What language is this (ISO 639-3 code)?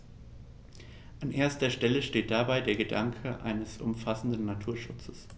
deu